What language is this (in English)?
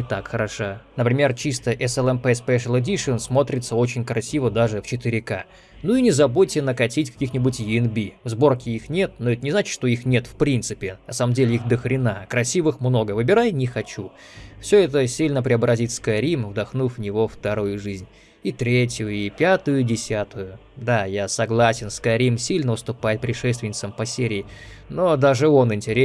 Russian